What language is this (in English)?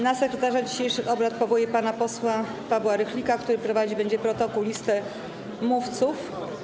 Polish